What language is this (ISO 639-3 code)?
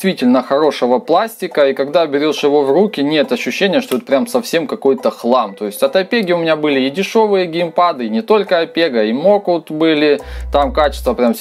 rus